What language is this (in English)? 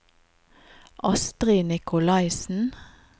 Norwegian